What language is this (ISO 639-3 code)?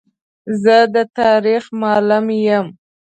pus